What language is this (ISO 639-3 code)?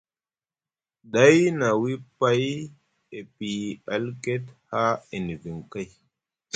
mug